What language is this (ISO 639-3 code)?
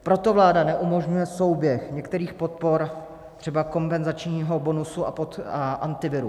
ces